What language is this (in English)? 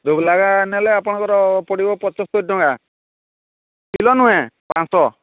Odia